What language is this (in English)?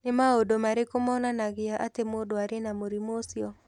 Kikuyu